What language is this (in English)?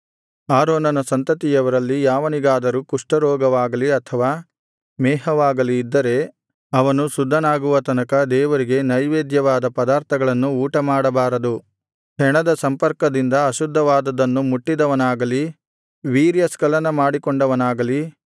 Kannada